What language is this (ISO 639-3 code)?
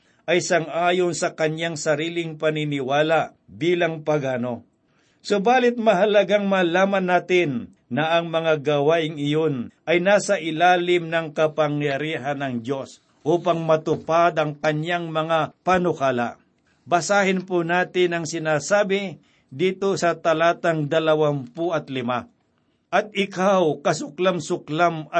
fil